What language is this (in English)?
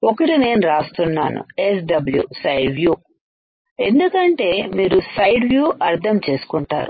Telugu